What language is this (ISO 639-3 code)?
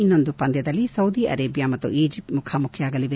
kan